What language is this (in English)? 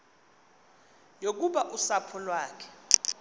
Xhosa